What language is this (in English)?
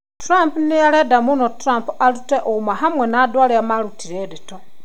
Kikuyu